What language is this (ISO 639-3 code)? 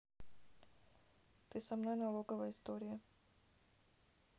rus